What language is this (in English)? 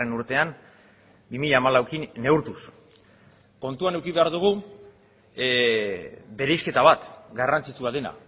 Basque